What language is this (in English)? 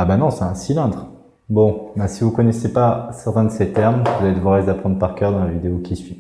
French